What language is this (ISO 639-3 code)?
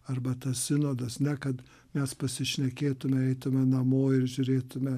lit